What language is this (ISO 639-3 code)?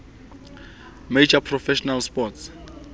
sot